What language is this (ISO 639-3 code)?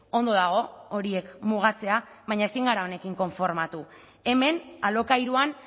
eus